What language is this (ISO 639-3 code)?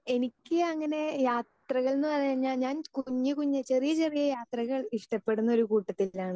mal